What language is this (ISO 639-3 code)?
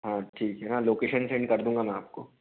hin